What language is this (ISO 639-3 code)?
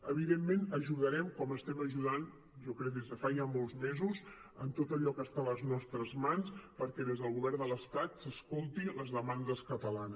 cat